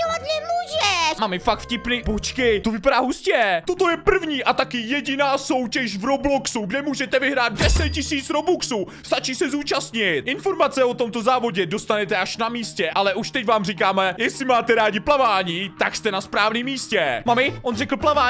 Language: Czech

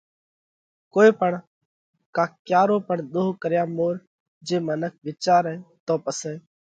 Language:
Parkari Koli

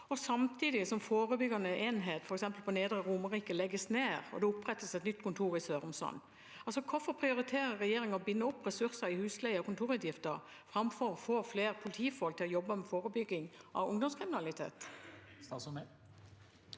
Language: Norwegian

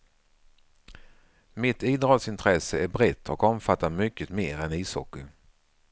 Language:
Swedish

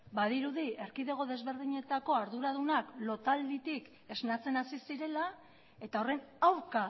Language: Basque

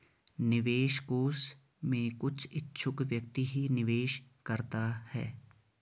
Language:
Hindi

